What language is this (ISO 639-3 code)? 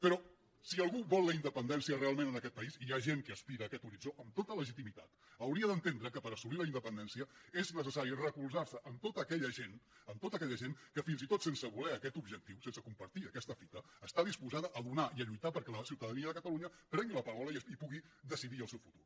cat